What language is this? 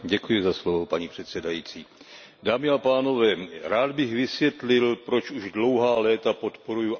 Czech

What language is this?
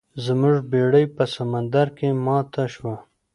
Pashto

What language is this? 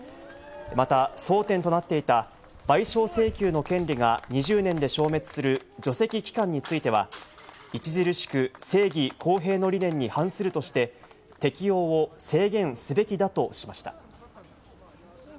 Japanese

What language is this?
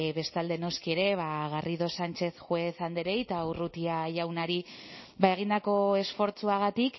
Basque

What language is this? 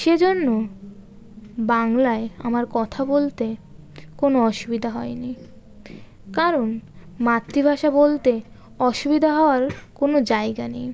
Bangla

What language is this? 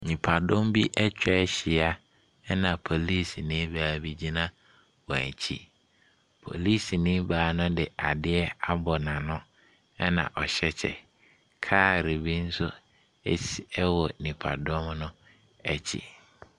Akan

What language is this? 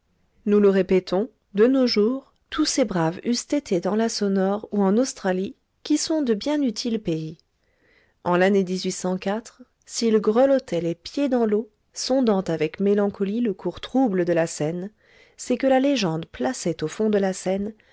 French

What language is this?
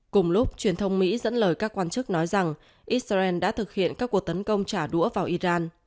Vietnamese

